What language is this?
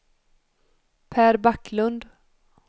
Swedish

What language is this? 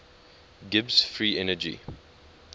English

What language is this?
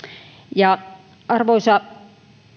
Finnish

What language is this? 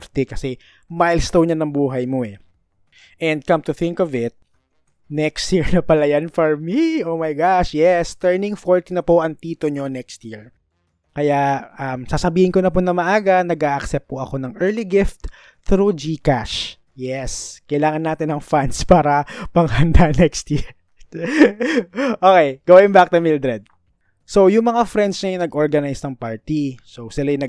Filipino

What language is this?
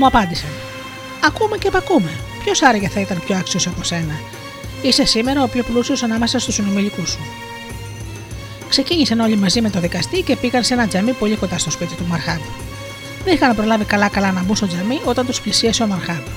Greek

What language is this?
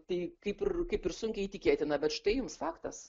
Lithuanian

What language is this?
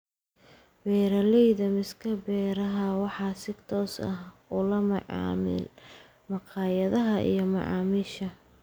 Somali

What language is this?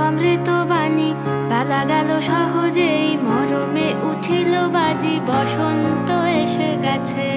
Bangla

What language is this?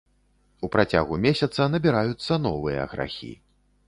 Belarusian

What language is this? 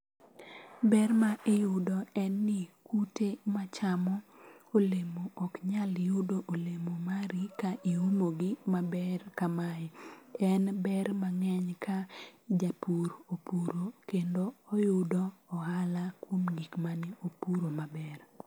Luo (Kenya and Tanzania)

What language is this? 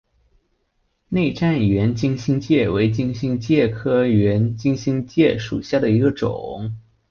Chinese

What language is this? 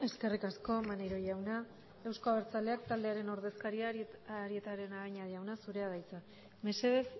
Basque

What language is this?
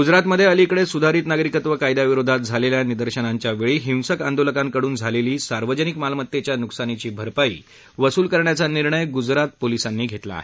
Marathi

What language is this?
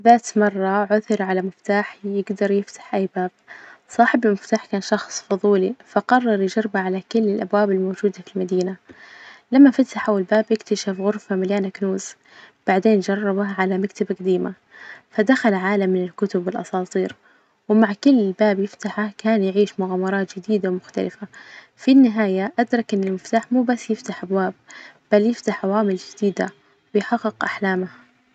Najdi Arabic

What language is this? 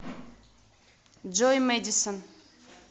Russian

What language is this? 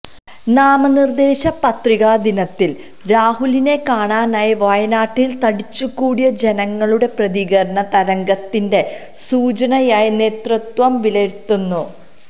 Malayalam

